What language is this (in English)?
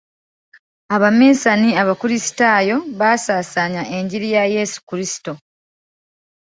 Ganda